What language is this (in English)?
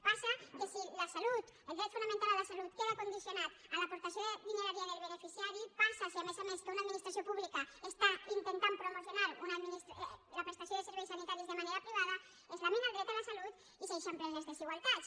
Catalan